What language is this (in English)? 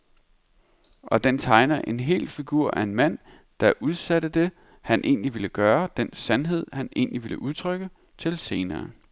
Danish